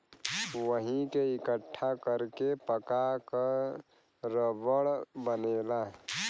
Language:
Bhojpuri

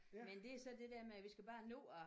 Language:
Danish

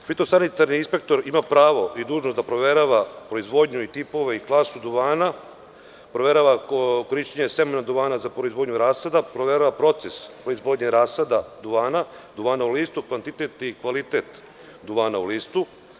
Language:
Serbian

